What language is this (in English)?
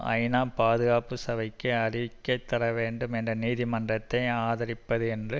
Tamil